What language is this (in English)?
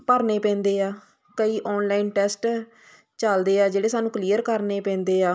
Punjabi